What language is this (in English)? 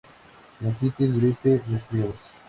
Spanish